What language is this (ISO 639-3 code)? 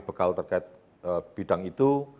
ind